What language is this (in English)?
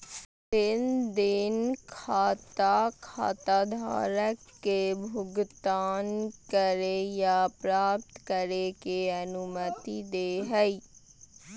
Magahi